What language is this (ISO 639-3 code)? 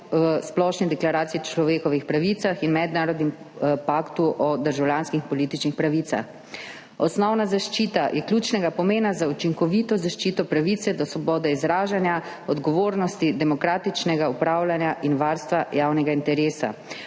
slv